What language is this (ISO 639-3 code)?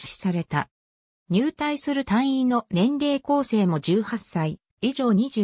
jpn